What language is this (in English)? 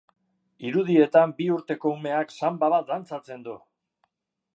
Basque